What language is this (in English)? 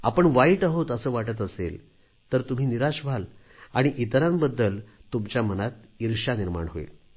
Marathi